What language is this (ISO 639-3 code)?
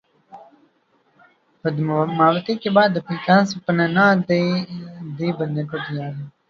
urd